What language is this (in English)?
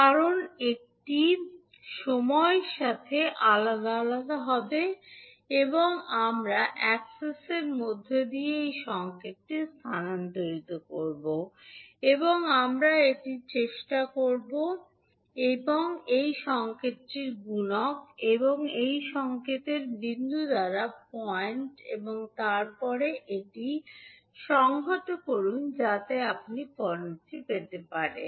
Bangla